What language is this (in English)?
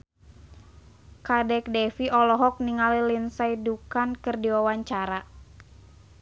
Sundanese